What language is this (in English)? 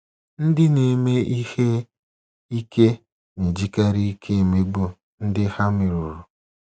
Igbo